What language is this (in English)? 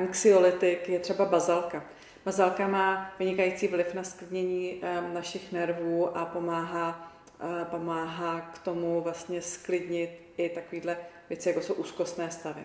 Czech